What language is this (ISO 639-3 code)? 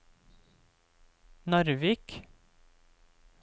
nor